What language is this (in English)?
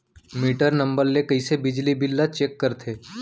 Chhattisgarhi